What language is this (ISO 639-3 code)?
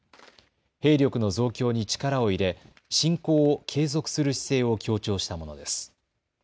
jpn